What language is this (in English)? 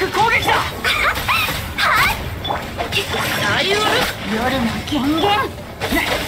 Japanese